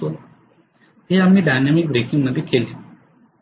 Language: Marathi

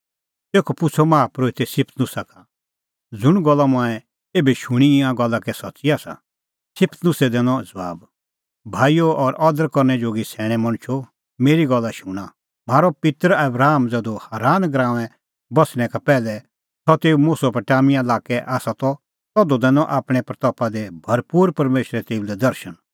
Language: Kullu Pahari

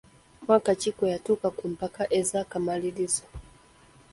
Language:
Ganda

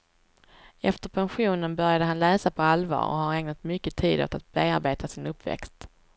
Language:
Swedish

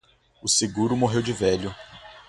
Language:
Portuguese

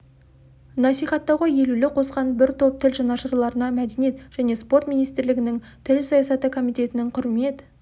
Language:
Kazakh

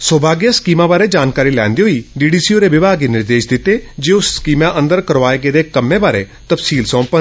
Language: Dogri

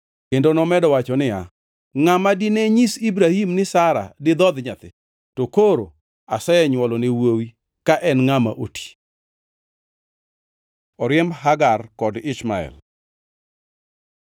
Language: Luo (Kenya and Tanzania)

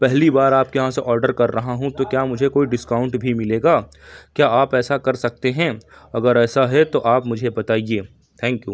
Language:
Urdu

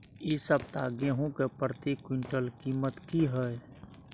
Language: Maithili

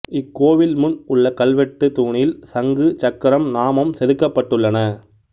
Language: Tamil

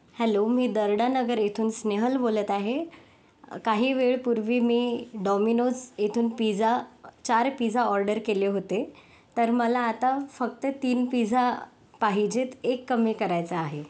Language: Marathi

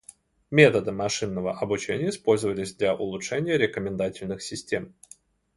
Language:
Russian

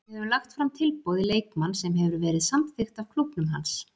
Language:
Icelandic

